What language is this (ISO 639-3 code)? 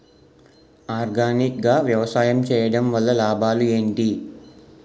tel